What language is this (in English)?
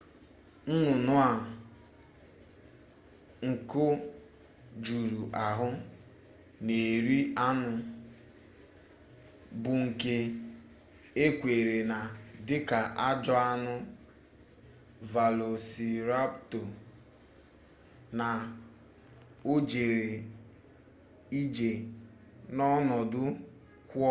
Igbo